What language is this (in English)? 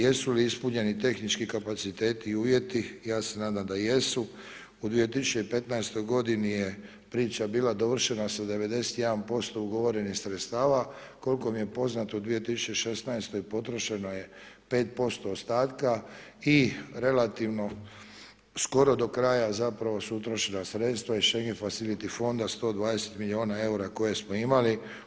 Croatian